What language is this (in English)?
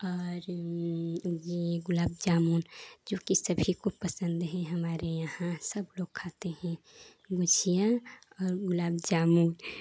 Hindi